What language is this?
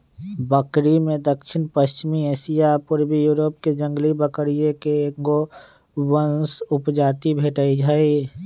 Magahi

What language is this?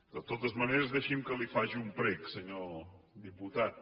Catalan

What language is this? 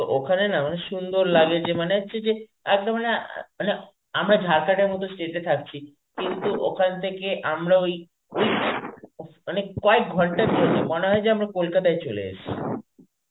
Bangla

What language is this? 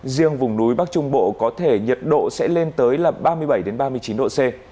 Vietnamese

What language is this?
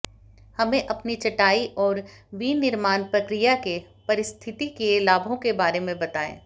Hindi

